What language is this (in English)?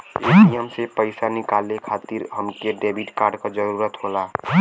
Bhojpuri